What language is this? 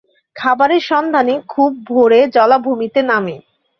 Bangla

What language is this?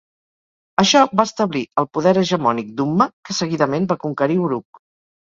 Catalan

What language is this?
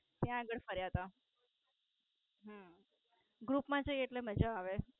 Gujarati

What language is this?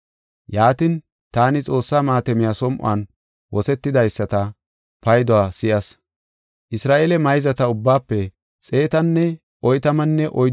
Gofa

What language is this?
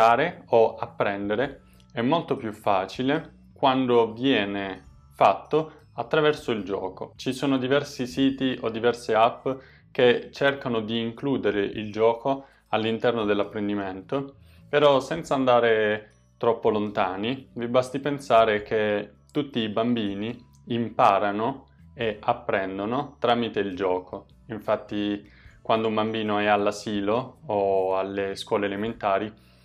Italian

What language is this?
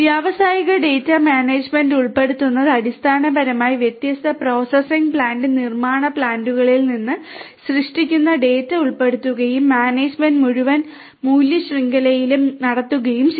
Malayalam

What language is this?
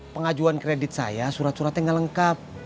Indonesian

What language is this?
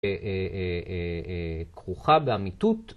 Hebrew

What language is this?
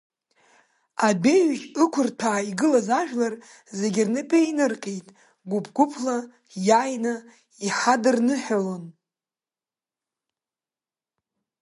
Abkhazian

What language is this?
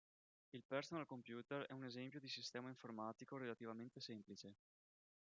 Italian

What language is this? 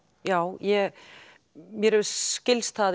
Icelandic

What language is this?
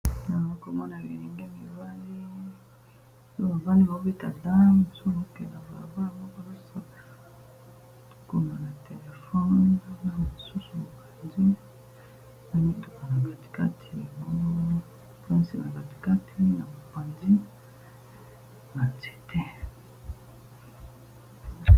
Lingala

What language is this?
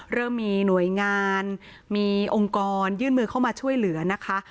Thai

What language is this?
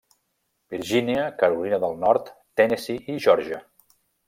Catalan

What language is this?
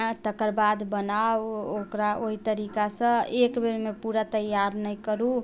Maithili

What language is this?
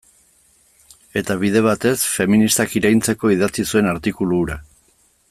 Basque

